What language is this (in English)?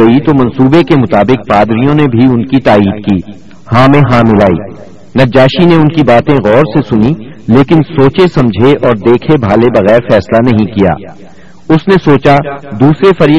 Urdu